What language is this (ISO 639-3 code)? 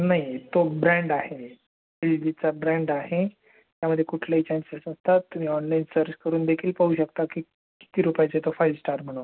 mar